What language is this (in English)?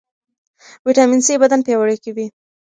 Pashto